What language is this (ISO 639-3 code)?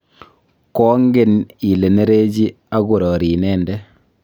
kln